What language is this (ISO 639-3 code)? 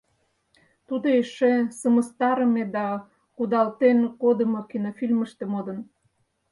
chm